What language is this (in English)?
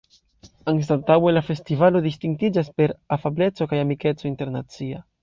Esperanto